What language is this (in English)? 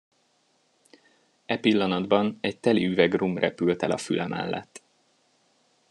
Hungarian